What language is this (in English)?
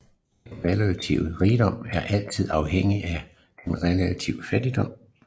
Danish